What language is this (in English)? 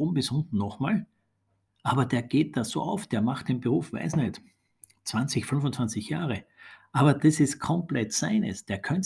German